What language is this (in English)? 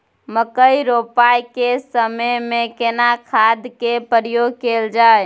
Maithili